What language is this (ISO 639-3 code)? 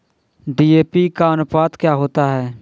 hin